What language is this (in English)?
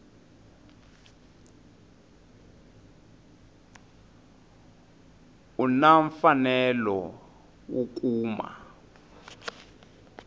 Tsonga